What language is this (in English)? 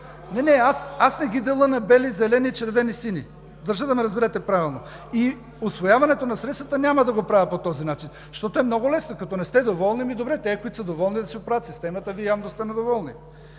Bulgarian